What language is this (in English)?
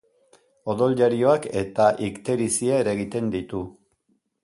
Basque